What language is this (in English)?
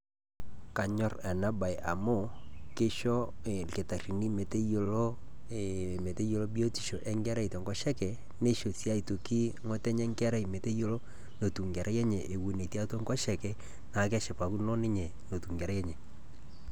Masai